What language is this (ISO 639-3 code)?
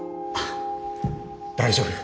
jpn